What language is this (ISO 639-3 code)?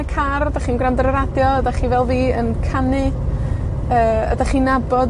cym